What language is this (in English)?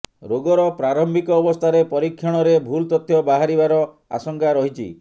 Odia